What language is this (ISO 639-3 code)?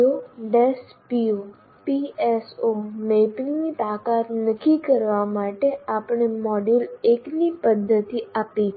guj